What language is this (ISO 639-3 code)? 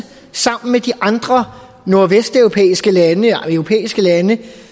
dan